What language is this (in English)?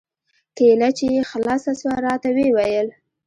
Pashto